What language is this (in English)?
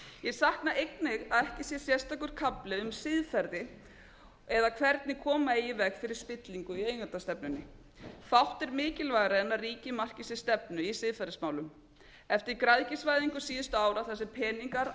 Icelandic